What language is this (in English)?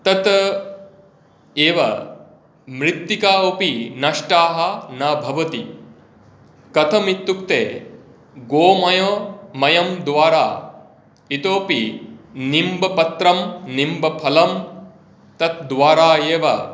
Sanskrit